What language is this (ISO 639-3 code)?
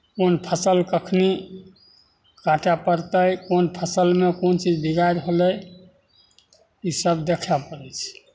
mai